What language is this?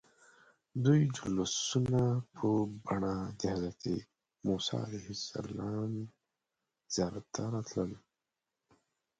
Pashto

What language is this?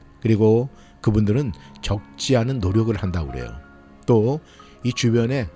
Korean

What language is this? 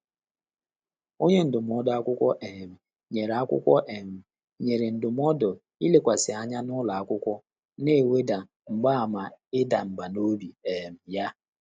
Igbo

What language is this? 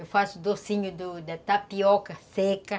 Portuguese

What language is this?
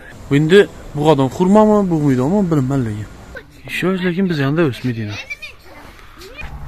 Turkish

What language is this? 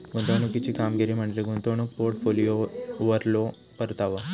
Marathi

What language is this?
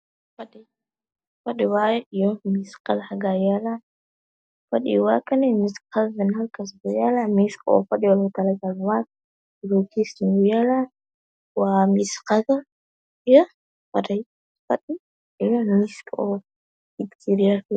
Somali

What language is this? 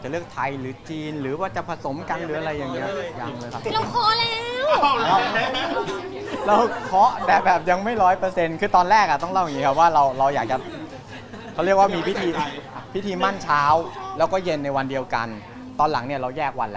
Thai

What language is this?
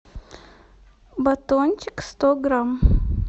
Russian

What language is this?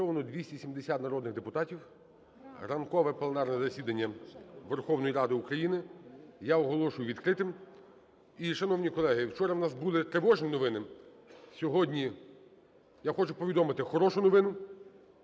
Ukrainian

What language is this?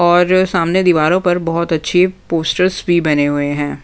Hindi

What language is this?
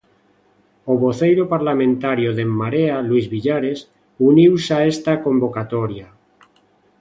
Galician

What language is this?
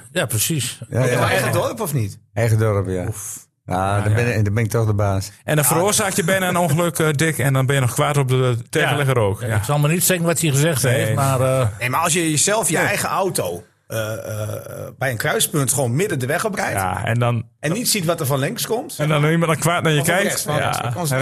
Dutch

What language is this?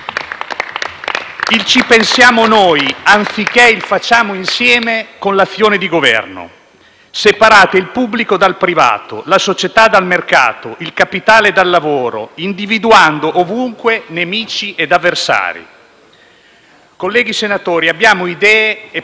Italian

